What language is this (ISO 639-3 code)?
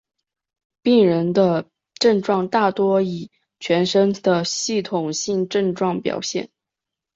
zho